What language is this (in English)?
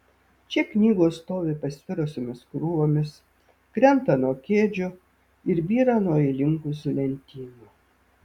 Lithuanian